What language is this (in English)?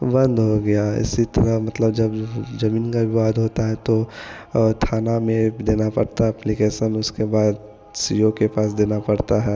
Hindi